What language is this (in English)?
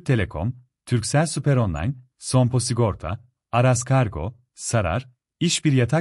Turkish